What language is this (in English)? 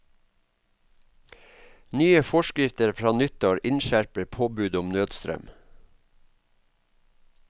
Norwegian